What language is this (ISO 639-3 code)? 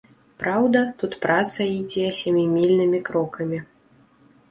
bel